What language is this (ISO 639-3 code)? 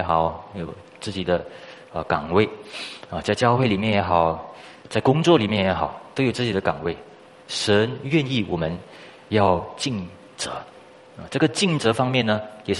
zho